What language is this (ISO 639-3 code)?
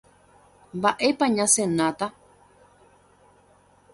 grn